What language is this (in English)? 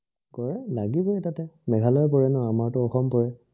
Assamese